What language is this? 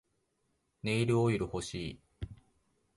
Japanese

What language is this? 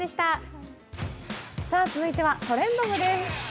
Japanese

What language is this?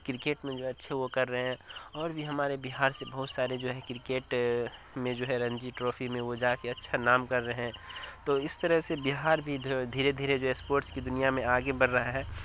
Urdu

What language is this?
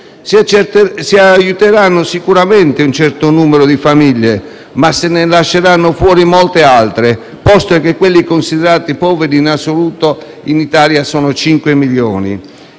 Italian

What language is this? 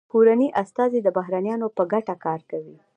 Pashto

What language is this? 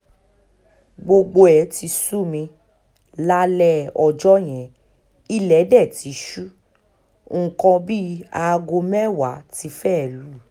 Yoruba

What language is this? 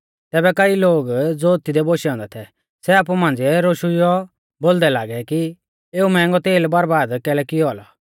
Mahasu Pahari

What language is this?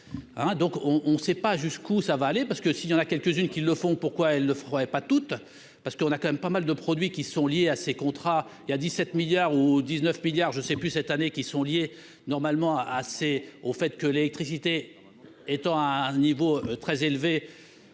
French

